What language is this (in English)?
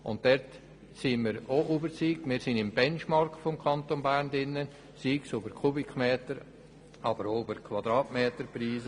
Swiss German